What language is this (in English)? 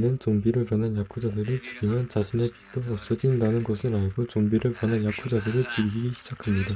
Korean